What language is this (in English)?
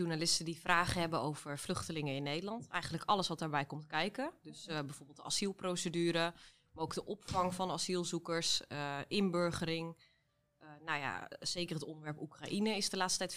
Dutch